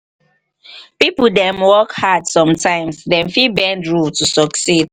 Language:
Nigerian Pidgin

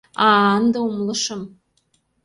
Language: Mari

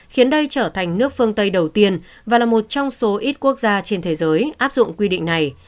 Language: Vietnamese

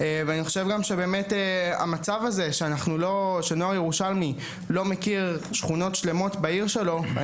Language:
Hebrew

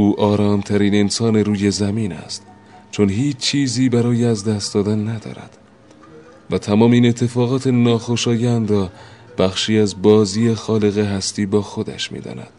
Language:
Persian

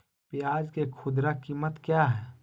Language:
Magahi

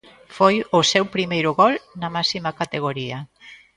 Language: Galician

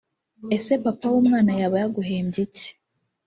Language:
Kinyarwanda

